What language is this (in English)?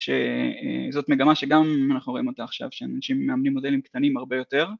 Hebrew